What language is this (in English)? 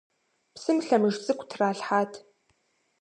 Kabardian